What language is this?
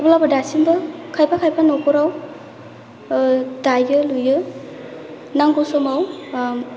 Bodo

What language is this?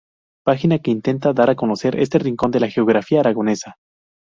Spanish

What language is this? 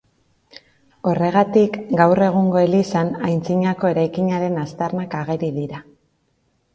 Basque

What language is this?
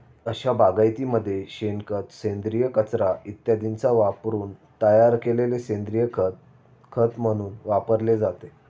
Marathi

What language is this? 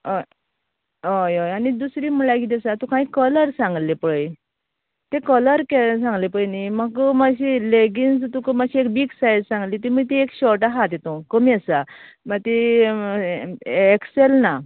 Konkani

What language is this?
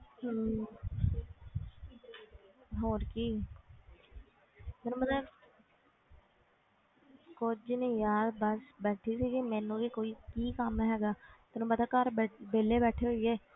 Punjabi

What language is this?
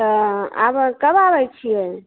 Maithili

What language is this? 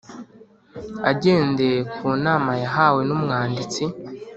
Kinyarwanda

